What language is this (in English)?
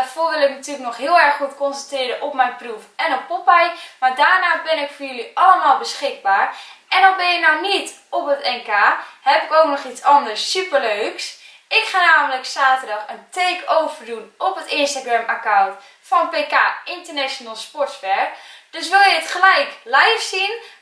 Dutch